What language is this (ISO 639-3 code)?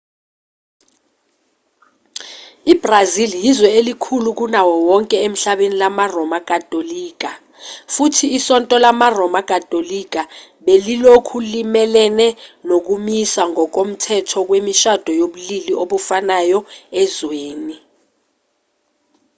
zul